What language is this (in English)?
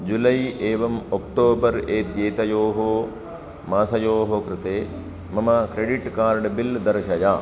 Sanskrit